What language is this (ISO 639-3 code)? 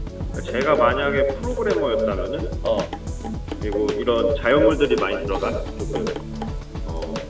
kor